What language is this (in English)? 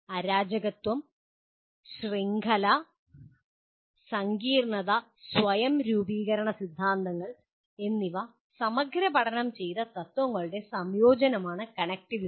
Malayalam